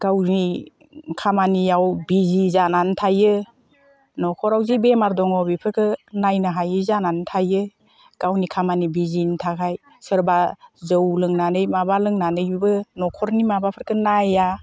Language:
Bodo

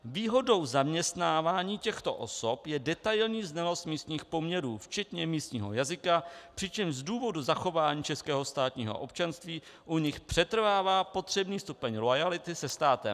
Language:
Czech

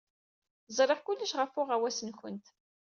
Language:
Kabyle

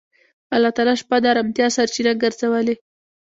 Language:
Pashto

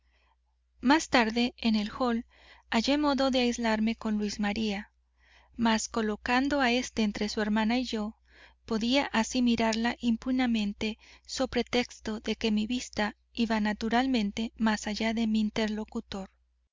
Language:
Spanish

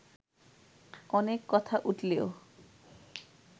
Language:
Bangla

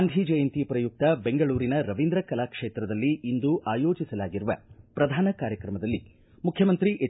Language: Kannada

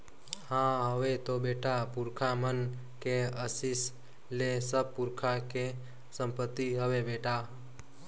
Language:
Chhattisgarhi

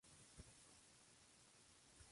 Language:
Spanish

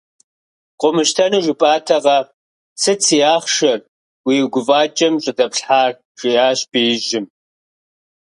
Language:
Kabardian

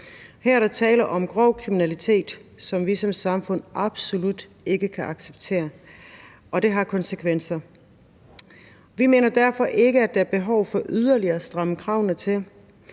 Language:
Danish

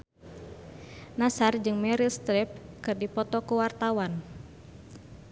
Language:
Sundanese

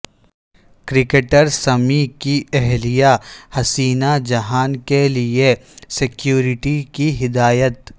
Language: Urdu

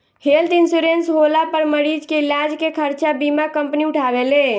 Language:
Bhojpuri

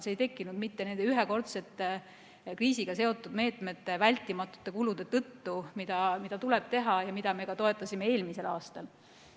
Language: Estonian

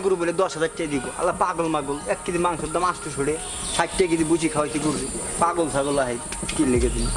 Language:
Bangla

